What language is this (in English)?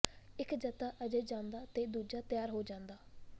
Punjabi